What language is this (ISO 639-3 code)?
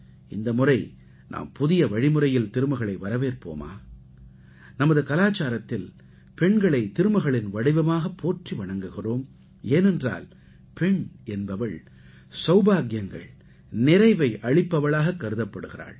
tam